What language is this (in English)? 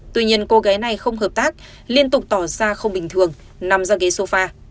Vietnamese